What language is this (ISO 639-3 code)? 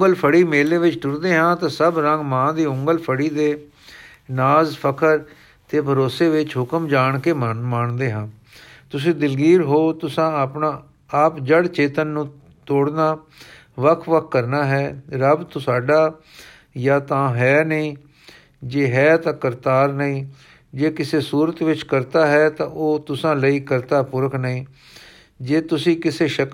pan